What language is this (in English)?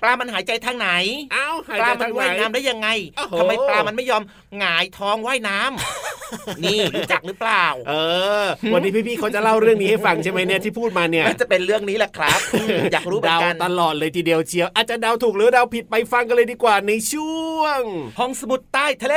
Thai